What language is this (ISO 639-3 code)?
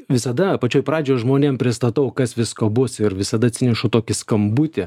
lit